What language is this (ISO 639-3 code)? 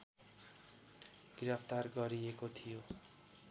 nep